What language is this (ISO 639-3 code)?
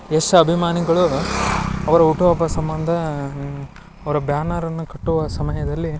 kan